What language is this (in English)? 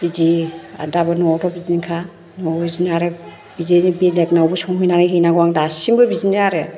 Bodo